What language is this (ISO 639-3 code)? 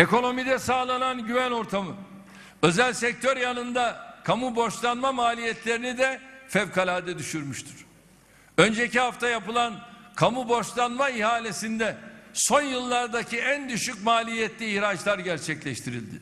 tur